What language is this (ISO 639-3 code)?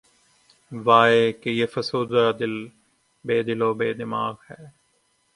urd